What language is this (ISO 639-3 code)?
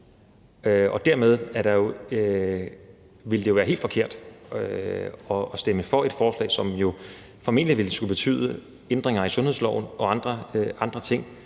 dan